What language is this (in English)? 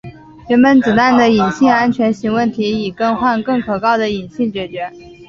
Chinese